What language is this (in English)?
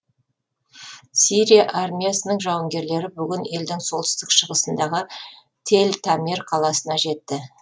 Kazakh